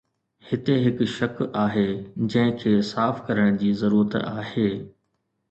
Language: Sindhi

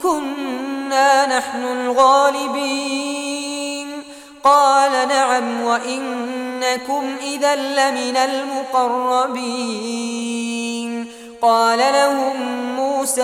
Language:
Arabic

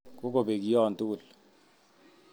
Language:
Kalenjin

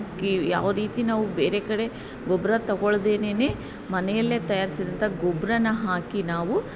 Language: Kannada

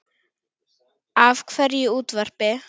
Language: Icelandic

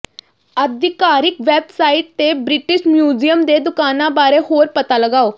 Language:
Punjabi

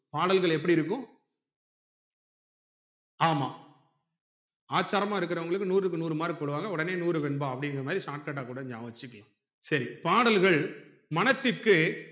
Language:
Tamil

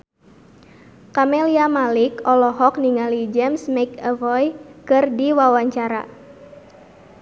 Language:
Sundanese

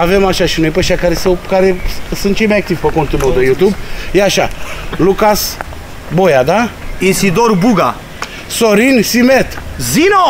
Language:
Romanian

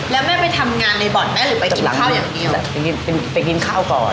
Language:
Thai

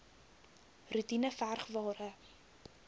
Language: Afrikaans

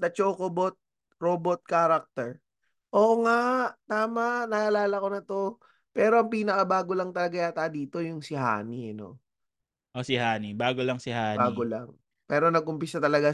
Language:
Filipino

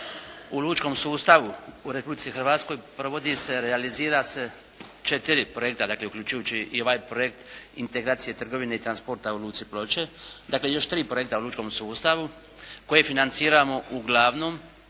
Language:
Croatian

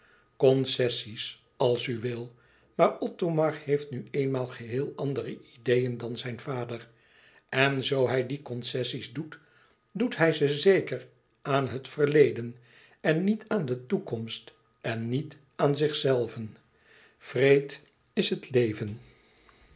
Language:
Dutch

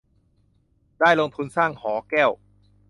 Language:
Thai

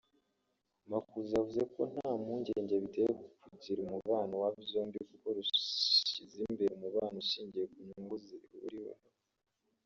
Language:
Kinyarwanda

